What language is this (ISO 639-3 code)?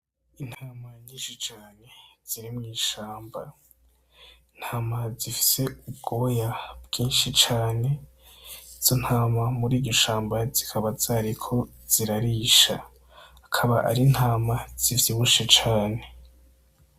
run